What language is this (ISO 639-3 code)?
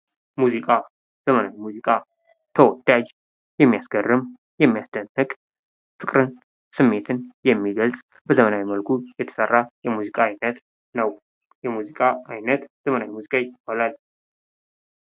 amh